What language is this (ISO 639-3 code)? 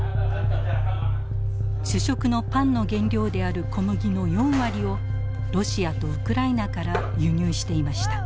jpn